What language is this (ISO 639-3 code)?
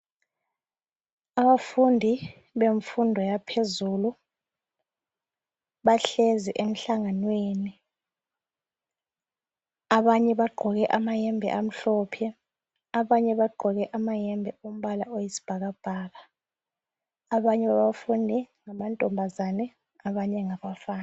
nde